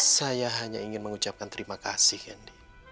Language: Indonesian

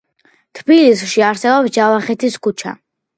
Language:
Georgian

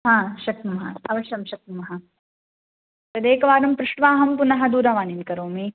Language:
Sanskrit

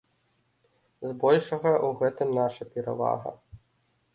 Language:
Belarusian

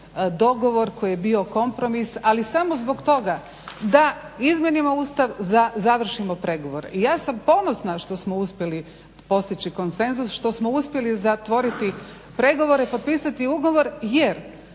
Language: Croatian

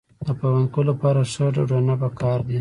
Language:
Pashto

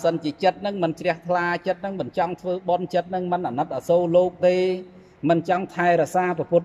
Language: Vietnamese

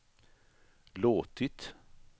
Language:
Swedish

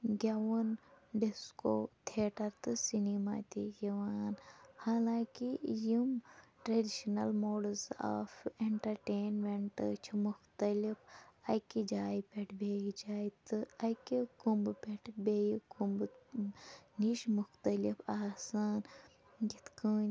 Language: Kashmiri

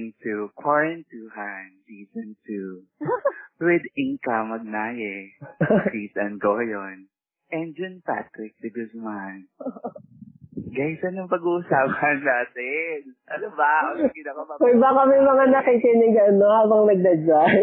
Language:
Filipino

